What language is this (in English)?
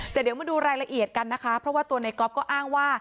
Thai